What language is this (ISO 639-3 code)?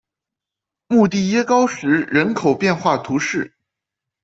zho